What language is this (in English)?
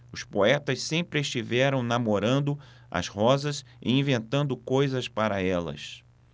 Portuguese